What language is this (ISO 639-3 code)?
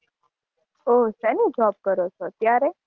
guj